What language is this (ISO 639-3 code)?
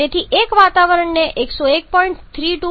guj